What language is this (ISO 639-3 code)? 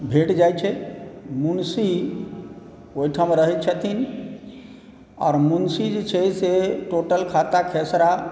mai